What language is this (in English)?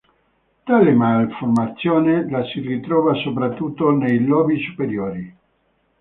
Italian